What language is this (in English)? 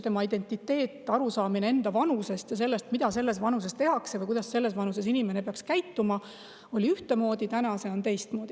Estonian